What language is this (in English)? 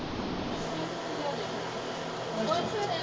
Punjabi